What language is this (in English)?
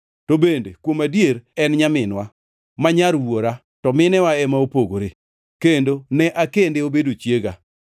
Luo (Kenya and Tanzania)